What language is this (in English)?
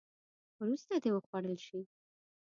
Pashto